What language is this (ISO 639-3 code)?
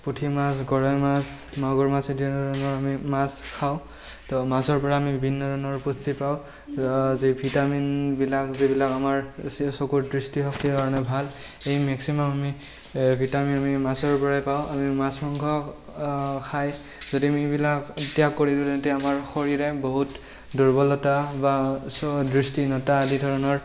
asm